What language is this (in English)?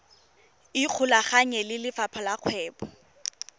Tswana